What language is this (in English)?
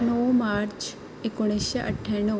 Konkani